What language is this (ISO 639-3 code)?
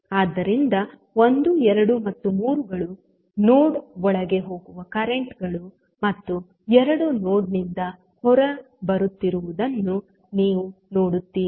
kan